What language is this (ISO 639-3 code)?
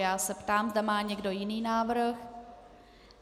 ces